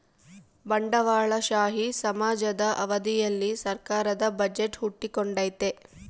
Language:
Kannada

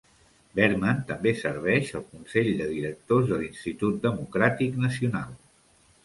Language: Catalan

